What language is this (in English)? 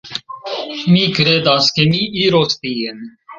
Esperanto